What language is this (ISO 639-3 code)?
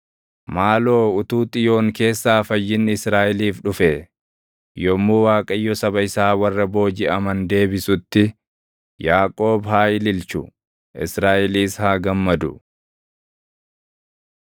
orm